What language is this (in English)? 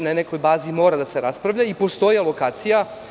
Serbian